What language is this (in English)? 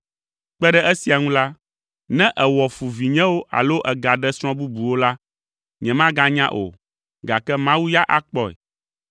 Ewe